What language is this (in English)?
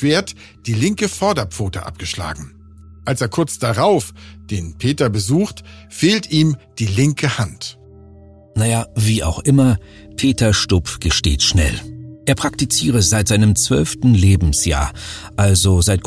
German